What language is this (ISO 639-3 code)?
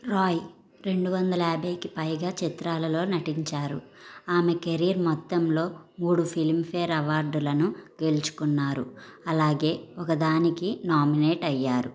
tel